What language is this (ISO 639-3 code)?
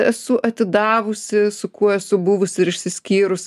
lit